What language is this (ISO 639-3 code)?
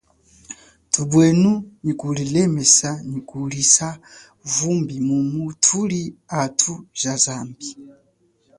cjk